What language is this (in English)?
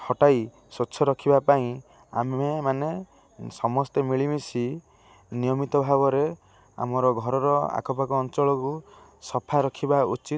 Odia